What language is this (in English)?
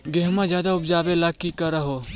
Magahi